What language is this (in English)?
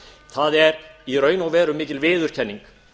Icelandic